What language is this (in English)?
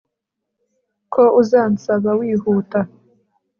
Kinyarwanda